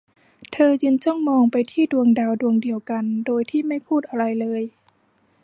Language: Thai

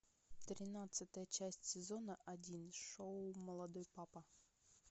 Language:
Russian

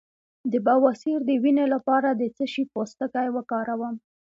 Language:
Pashto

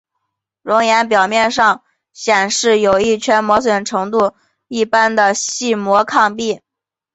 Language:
Chinese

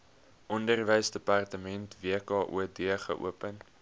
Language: Afrikaans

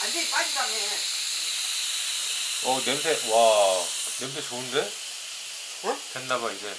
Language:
Korean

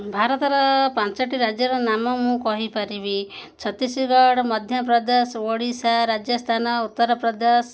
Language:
Odia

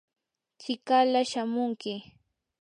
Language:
Yanahuanca Pasco Quechua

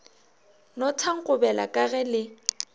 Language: Northern Sotho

